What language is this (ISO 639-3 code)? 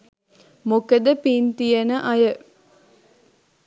sin